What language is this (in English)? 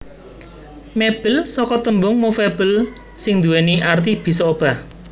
Javanese